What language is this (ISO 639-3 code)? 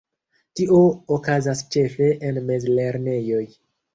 epo